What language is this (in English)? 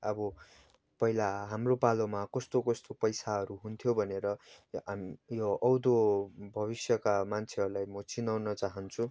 Nepali